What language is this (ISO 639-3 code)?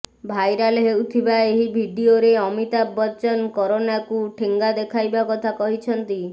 ori